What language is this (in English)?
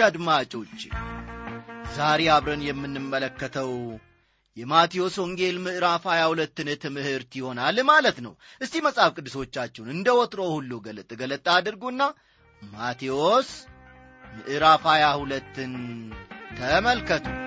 Amharic